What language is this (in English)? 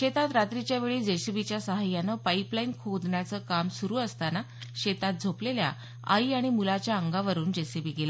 Marathi